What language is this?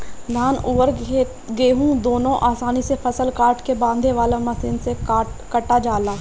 Bhojpuri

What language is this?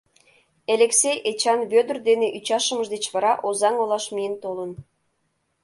Mari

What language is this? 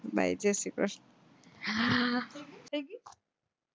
Gujarati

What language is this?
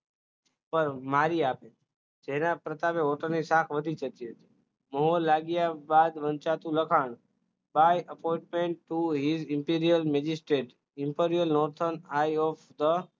Gujarati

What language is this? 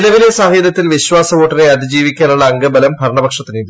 Malayalam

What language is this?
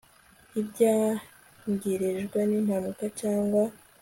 Kinyarwanda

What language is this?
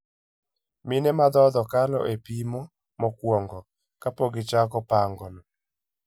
Luo (Kenya and Tanzania)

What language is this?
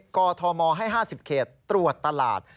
Thai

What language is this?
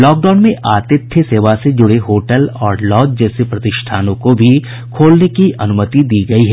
Hindi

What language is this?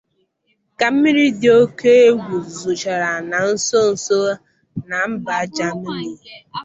Igbo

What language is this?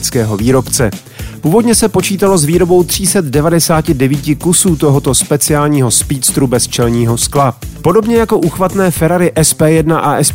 Czech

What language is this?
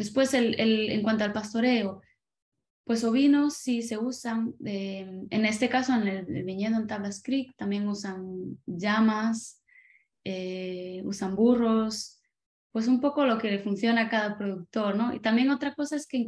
Spanish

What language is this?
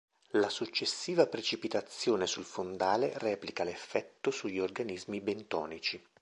Italian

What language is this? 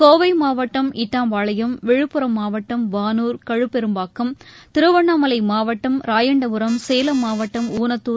Tamil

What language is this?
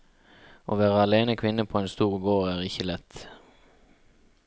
Norwegian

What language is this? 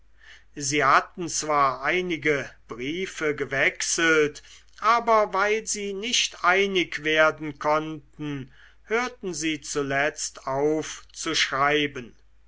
German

